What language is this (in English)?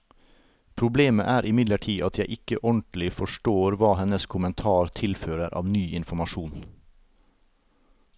Norwegian